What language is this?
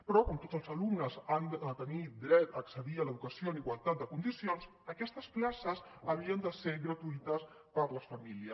Catalan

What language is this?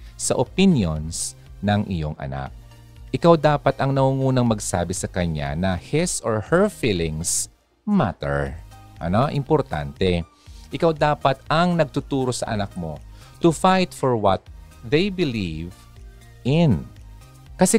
Filipino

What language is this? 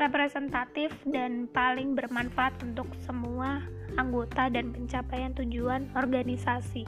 Indonesian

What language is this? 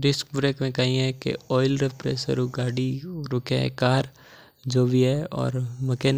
Mewari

